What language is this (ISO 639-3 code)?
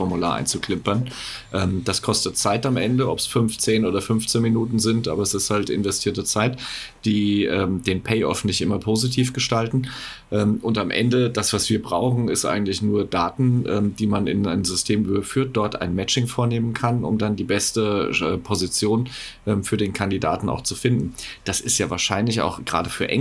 deu